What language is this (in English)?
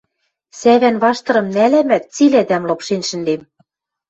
Western Mari